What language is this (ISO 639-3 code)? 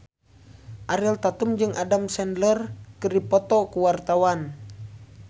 sun